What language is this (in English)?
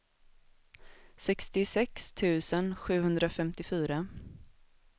Swedish